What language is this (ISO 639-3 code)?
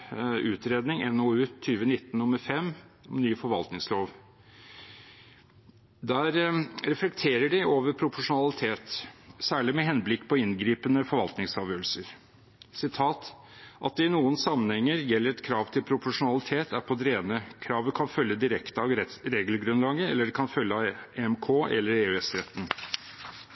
nob